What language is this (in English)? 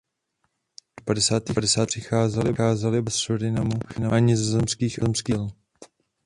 Czech